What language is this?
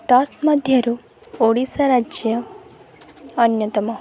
Odia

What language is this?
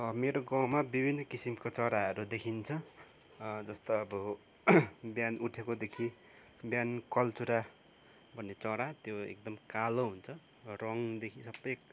Nepali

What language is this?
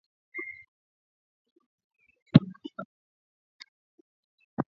Swahili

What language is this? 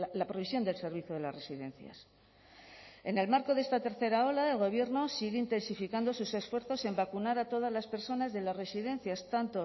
Spanish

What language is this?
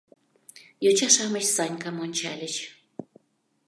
Mari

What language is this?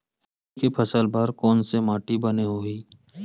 Chhattisgarhi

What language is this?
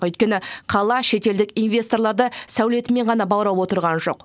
Kazakh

